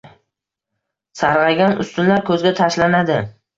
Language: Uzbek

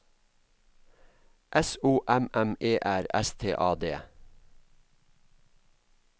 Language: Norwegian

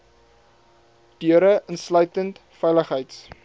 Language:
Afrikaans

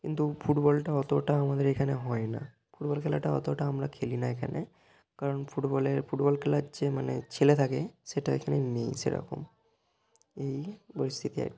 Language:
Bangla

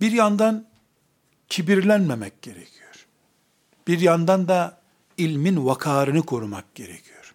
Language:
Turkish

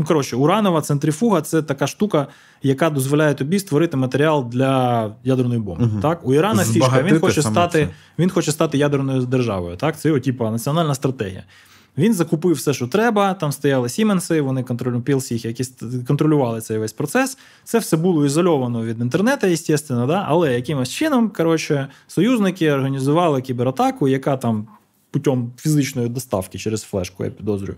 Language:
Ukrainian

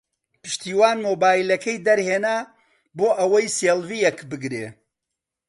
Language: Central Kurdish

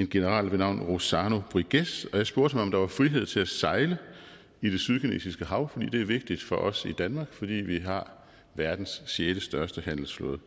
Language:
Danish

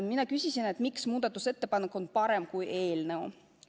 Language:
Estonian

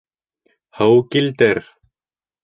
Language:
Bashkir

